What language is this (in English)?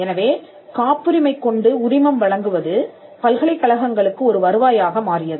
Tamil